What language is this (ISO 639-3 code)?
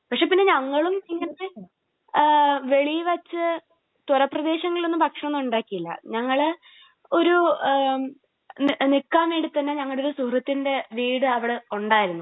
mal